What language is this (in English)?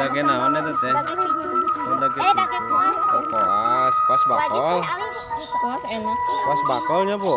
Indonesian